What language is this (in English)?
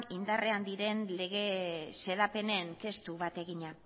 Basque